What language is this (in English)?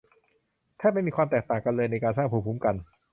Thai